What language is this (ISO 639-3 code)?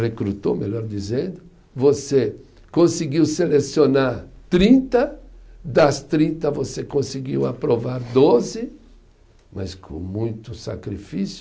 por